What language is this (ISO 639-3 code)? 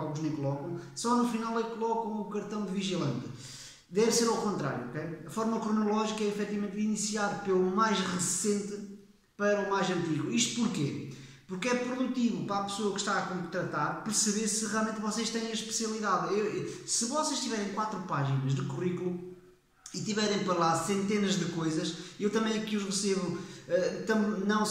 por